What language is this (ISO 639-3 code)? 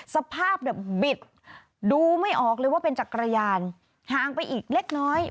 tha